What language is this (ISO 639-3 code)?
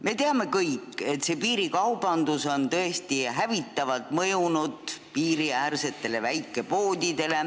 est